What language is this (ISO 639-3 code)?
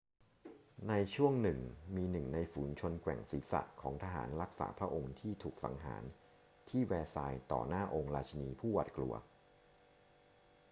tha